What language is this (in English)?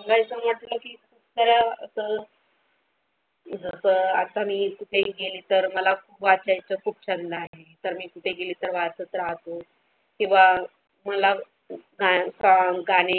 Marathi